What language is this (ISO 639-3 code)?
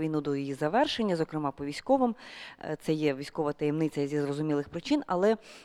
ukr